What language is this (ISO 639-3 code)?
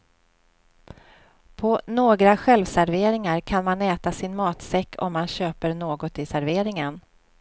swe